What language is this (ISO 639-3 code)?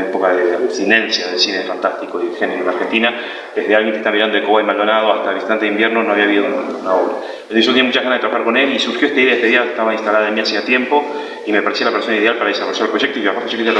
spa